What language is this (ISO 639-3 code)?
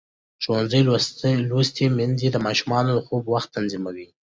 pus